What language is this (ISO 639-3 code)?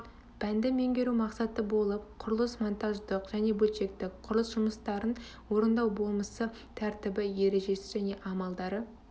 kaz